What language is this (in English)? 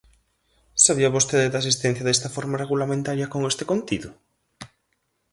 Galician